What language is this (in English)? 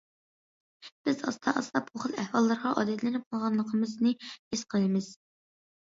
Uyghur